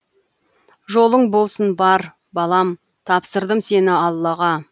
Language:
Kazakh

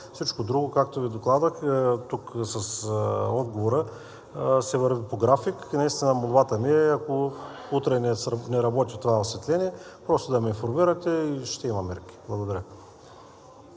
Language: Bulgarian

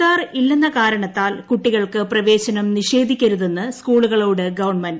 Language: Malayalam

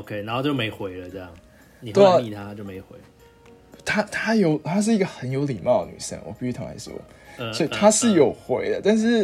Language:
Chinese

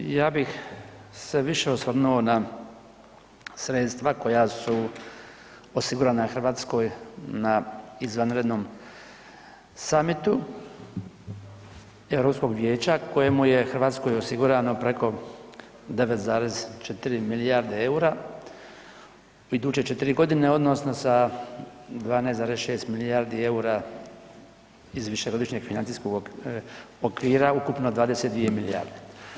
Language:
Croatian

